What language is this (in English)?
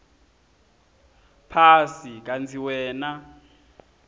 Swati